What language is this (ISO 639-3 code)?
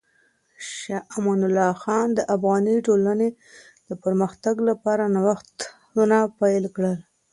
pus